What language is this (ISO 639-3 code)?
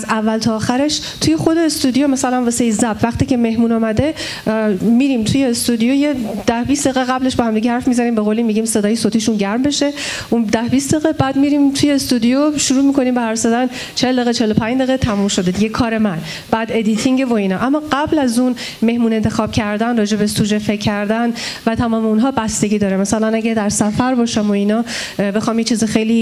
fas